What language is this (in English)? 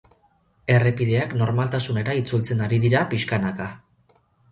Basque